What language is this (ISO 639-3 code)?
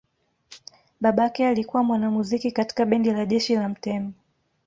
swa